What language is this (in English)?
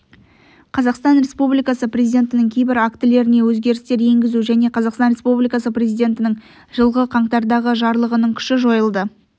Kazakh